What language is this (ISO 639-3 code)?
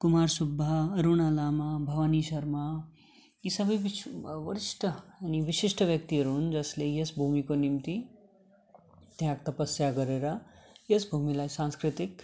nep